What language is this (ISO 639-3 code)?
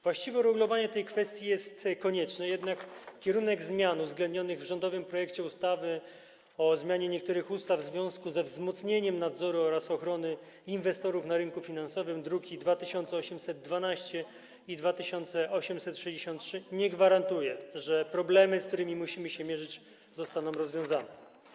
pol